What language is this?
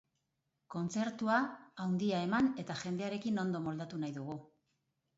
Basque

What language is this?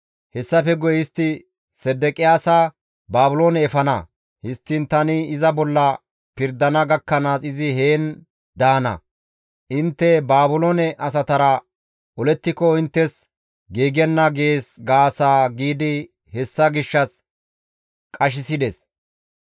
Gamo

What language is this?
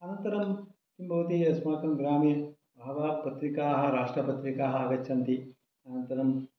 Sanskrit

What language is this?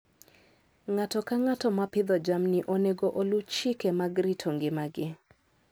Luo (Kenya and Tanzania)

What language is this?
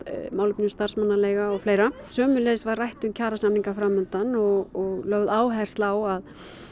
Icelandic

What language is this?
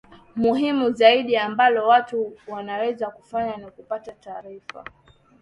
Swahili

